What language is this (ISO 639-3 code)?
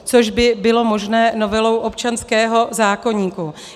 ces